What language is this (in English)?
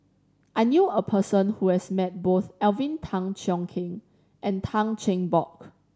English